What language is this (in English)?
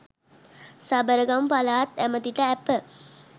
Sinhala